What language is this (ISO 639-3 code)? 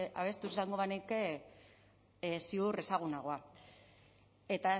eus